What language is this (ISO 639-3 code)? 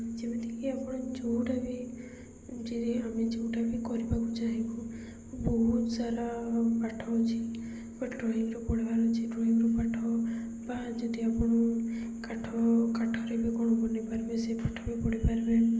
ori